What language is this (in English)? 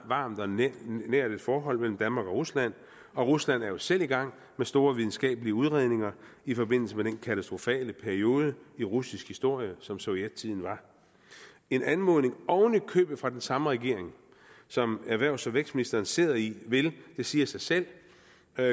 Danish